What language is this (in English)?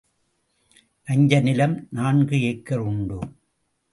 Tamil